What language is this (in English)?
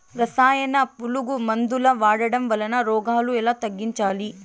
Telugu